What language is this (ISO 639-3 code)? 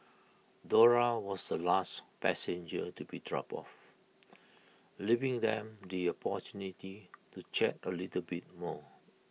eng